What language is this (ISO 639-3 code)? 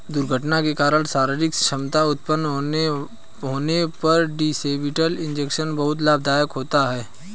hin